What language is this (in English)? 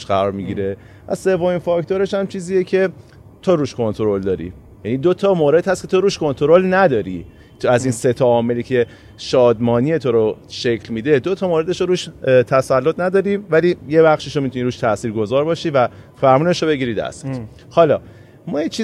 Persian